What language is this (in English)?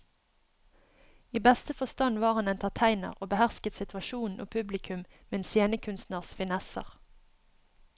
Norwegian